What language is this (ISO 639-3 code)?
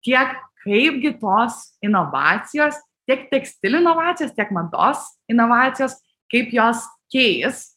lit